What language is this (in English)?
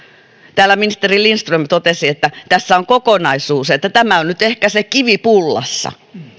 Finnish